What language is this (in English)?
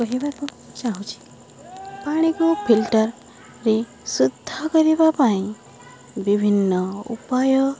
Odia